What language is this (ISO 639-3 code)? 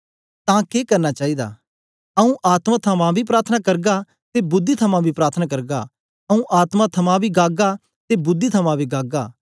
doi